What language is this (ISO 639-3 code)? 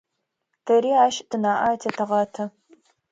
ady